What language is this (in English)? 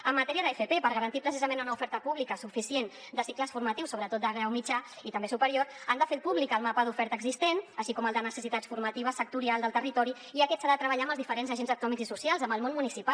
Catalan